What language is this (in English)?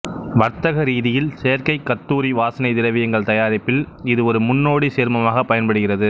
Tamil